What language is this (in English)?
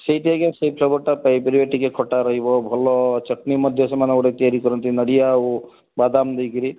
Odia